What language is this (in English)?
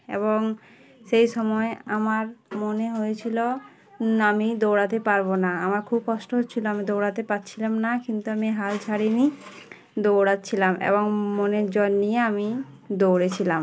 Bangla